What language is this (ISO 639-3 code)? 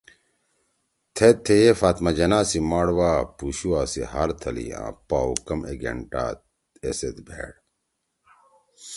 trw